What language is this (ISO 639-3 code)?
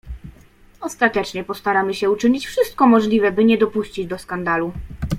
pol